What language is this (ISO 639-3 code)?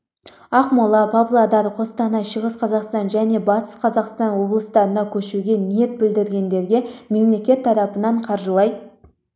kaz